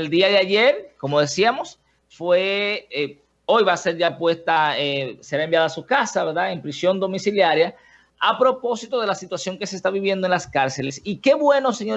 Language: Spanish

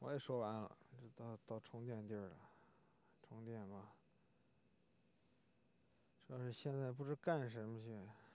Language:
Chinese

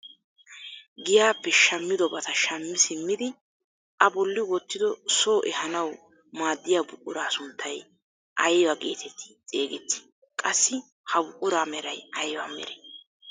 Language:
Wolaytta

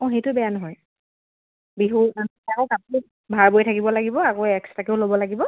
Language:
Assamese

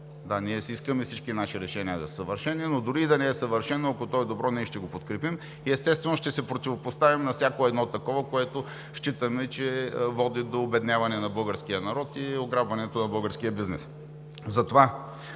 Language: Bulgarian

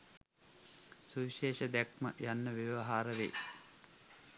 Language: Sinhala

